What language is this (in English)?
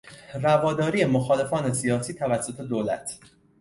Persian